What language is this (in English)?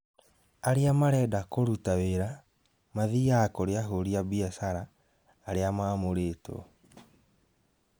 Kikuyu